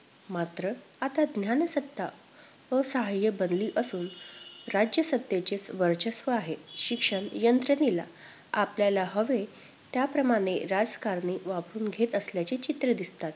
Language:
Marathi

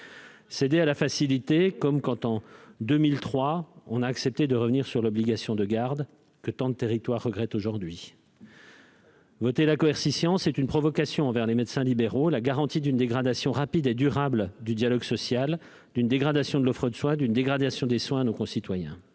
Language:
French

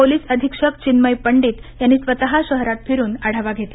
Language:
Marathi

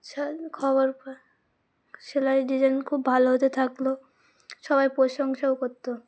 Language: Bangla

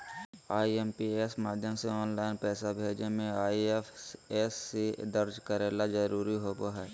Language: Magahi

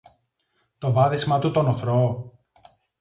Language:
Greek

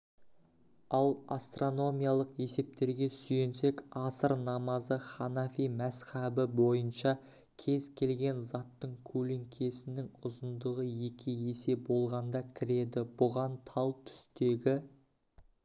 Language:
Kazakh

